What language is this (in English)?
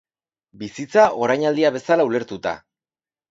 Basque